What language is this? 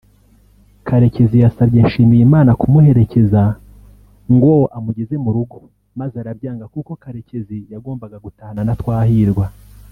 Kinyarwanda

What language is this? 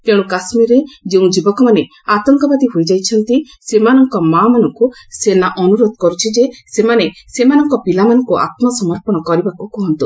Odia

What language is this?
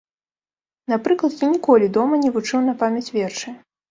Belarusian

